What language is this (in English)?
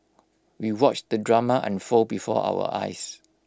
English